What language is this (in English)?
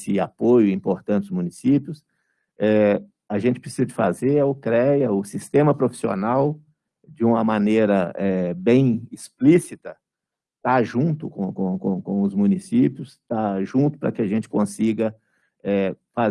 Portuguese